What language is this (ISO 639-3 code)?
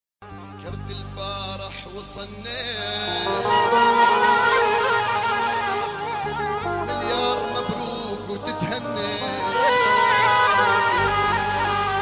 ara